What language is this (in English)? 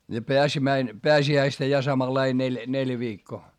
Finnish